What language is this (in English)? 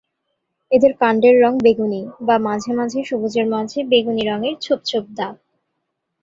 Bangla